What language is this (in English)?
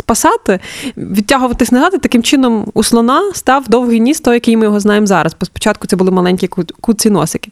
Ukrainian